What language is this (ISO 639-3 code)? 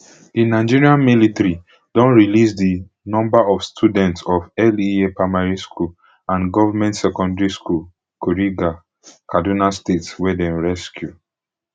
pcm